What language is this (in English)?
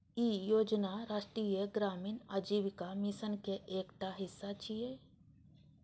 Maithili